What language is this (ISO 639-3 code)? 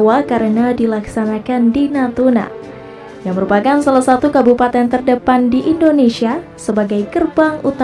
ind